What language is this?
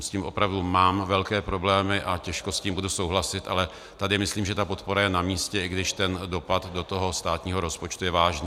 Czech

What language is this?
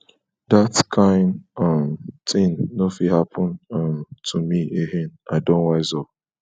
Nigerian Pidgin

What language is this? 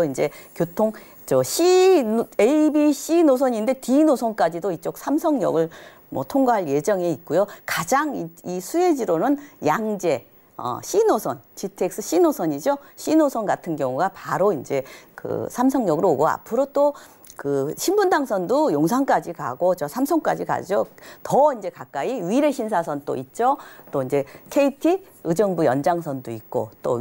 Korean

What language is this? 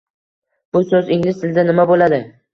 Uzbek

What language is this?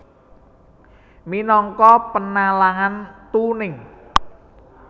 Javanese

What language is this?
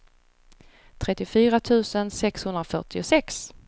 Swedish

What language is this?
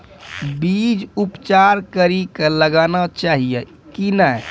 Maithili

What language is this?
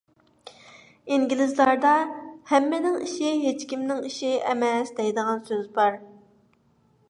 Uyghur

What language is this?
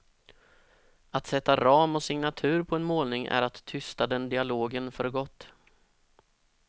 Swedish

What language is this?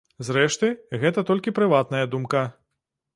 Belarusian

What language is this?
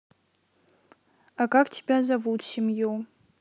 Russian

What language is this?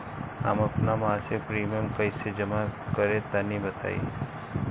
Bhojpuri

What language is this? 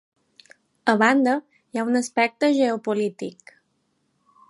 Catalan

